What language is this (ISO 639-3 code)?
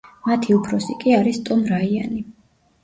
kat